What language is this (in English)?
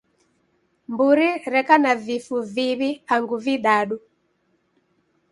Taita